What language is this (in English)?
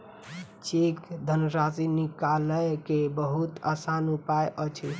Maithili